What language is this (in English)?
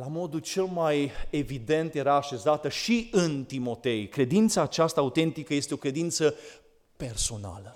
Romanian